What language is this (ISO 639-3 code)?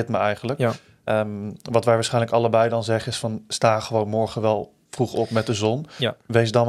nld